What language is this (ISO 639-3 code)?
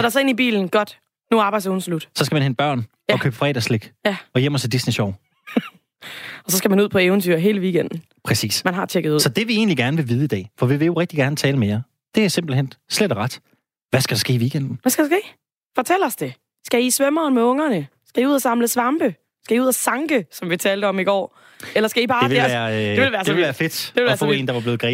dan